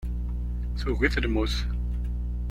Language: Kabyle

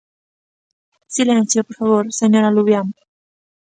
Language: Galician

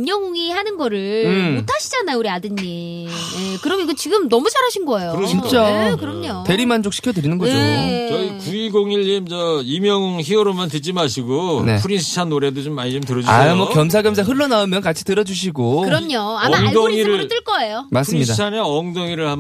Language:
Korean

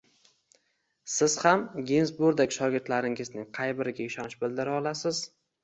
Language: Uzbek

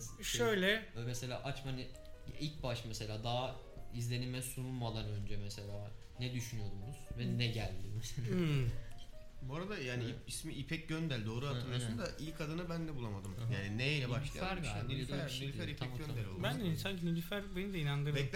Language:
Turkish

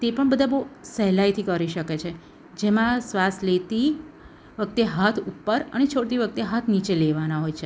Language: Gujarati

